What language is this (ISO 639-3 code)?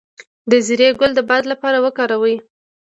pus